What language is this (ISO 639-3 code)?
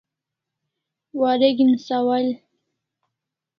kls